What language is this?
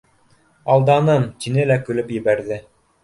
Bashkir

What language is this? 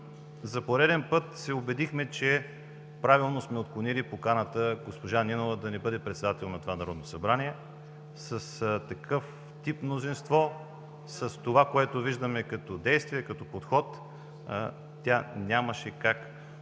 Bulgarian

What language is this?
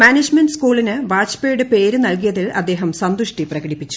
Malayalam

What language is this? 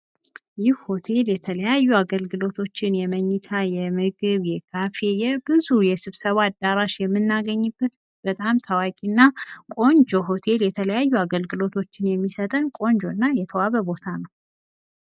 Amharic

